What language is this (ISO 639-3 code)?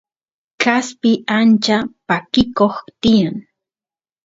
qus